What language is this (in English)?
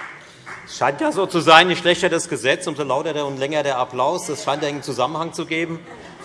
German